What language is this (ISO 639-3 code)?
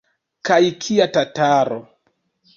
epo